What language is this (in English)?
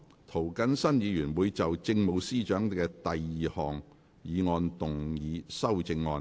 Cantonese